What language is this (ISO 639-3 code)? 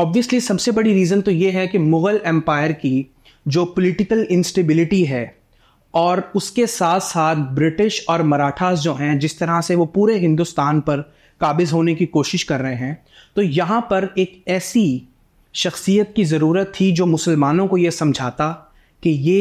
hin